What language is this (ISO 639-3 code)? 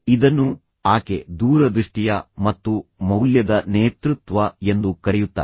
kan